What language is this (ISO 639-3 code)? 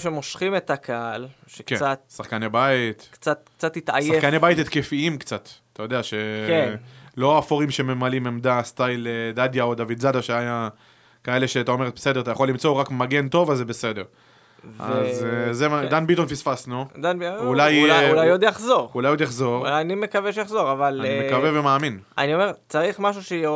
heb